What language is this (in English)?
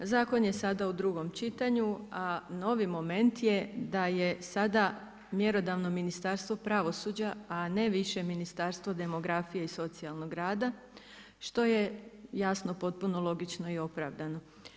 Croatian